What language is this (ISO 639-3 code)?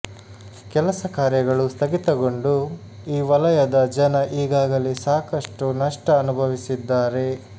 kan